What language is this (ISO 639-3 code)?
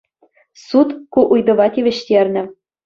chv